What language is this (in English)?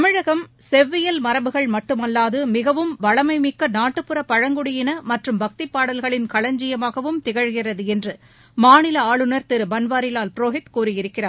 Tamil